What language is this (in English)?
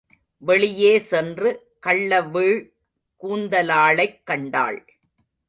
Tamil